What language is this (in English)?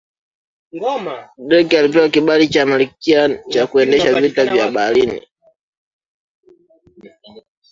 Swahili